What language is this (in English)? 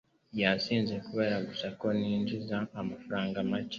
Kinyarwanda